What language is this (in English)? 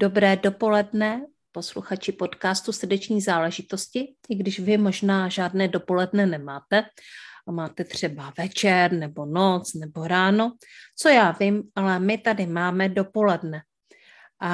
Czech